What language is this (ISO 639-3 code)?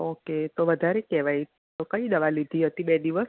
guj